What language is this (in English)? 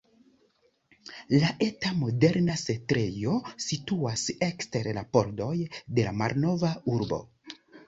Esperanto